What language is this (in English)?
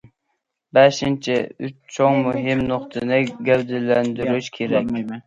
Uyghur